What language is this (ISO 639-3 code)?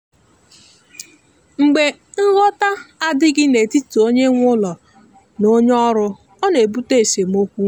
ibo